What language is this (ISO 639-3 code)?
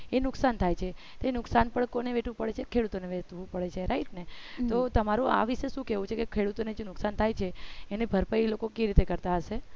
guj